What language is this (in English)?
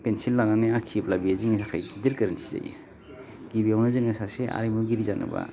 Bodo